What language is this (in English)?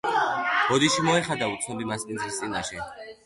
Georgian